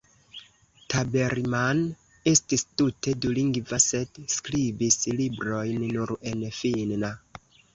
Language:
Esperanto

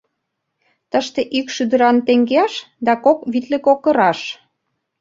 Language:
Mari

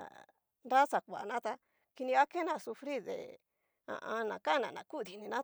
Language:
Cacaloxtepec Mixtec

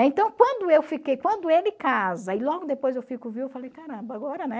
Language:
Portuguese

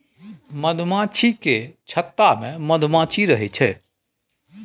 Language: Maithili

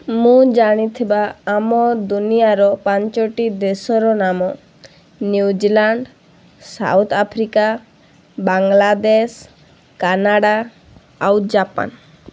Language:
Odia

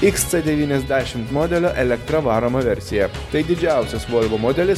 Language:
Lithuanian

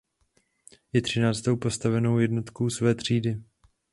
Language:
Czech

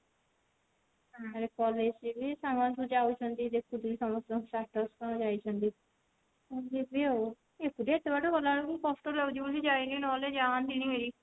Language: Odia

